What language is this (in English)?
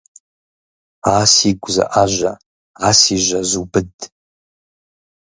Kabardian